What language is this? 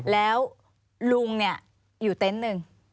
Thai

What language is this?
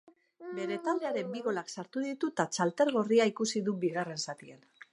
Basque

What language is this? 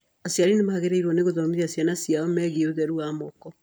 Kikuyu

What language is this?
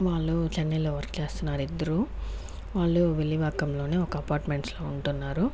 Telugu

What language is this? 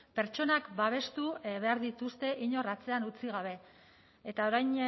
Basque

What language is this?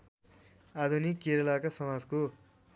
Nepali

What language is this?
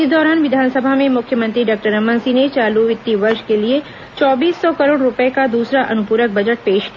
Hindi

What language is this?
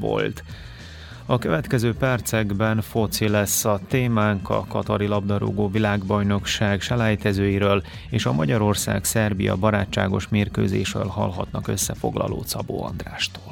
Hungarian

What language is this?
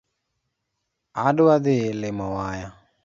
Luo (Kenya and Tanzania)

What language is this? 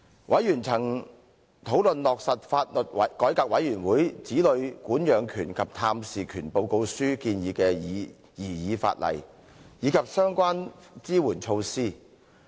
Cantonese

